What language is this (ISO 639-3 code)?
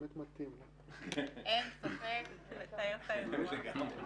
heb